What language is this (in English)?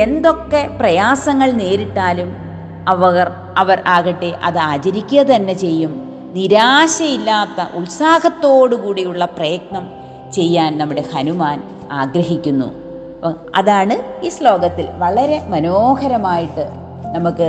Malayalam